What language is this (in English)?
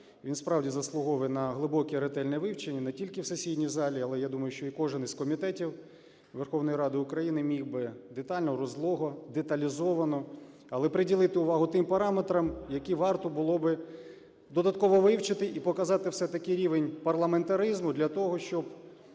Ukrainian